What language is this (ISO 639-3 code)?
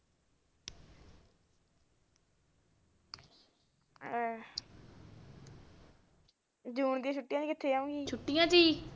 pan